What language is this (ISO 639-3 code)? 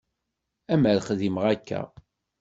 kab